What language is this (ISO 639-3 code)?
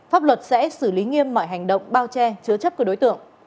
vie